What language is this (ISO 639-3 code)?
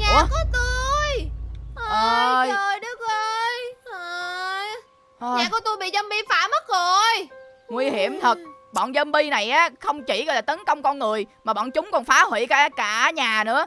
vie